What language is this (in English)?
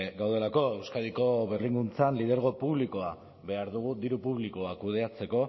Basque